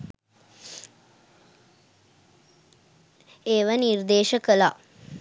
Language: Sinhala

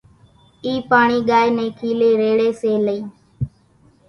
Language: Kachi Koli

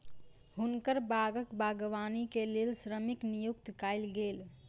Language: Maithili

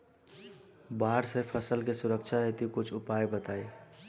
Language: Bhojpuri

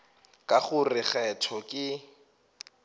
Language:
Northern Sotho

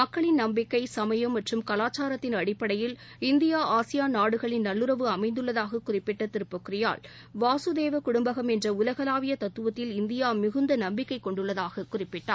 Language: Tamil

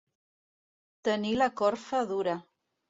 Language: Catalan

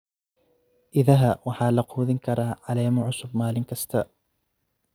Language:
Somali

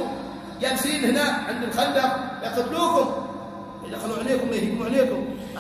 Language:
Arabic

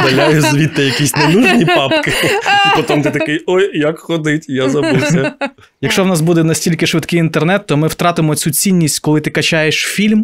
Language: Ukrainian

